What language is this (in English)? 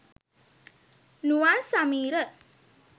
Sinhala